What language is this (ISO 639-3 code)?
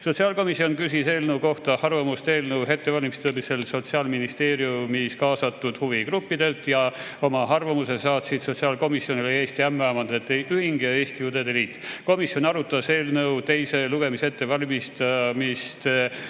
est